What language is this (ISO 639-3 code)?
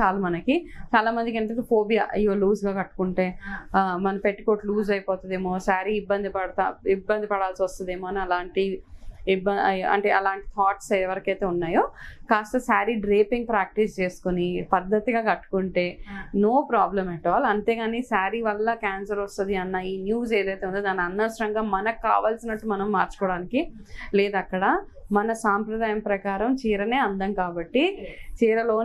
tel